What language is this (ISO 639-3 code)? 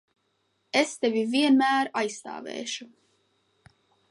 lav